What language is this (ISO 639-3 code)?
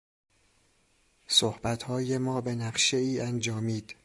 fas